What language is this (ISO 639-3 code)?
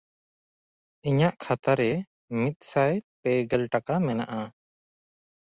sat